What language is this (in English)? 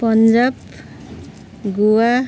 Nepali